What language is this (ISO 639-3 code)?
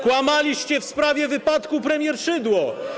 pol